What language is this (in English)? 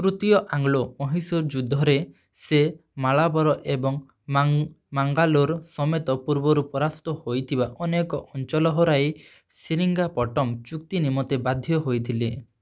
Odia